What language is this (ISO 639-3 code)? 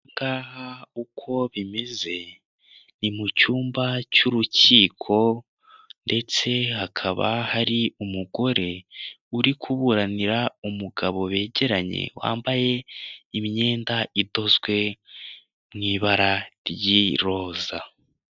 kin